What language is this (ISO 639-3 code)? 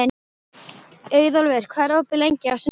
isl